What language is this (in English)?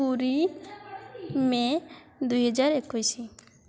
Odia